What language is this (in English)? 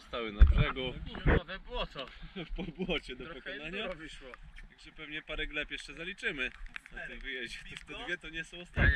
Polish